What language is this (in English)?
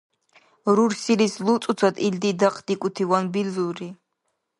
Dargwa